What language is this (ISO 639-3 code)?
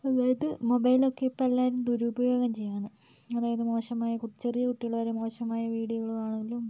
mal